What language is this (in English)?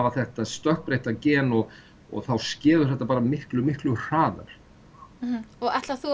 Icelandic